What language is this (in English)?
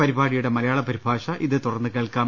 Malayalam